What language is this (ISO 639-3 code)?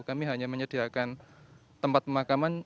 ind